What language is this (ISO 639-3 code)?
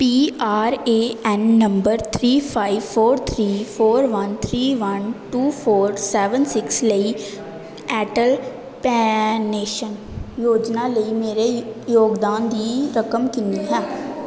pan